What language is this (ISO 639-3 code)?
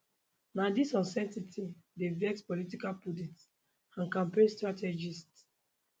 pcm